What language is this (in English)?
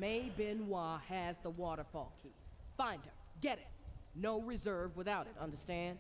Turkish